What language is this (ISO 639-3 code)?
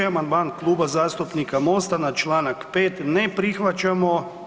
hrv